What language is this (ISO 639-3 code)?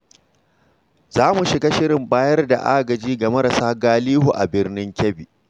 hau